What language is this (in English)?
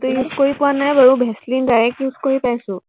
Assamese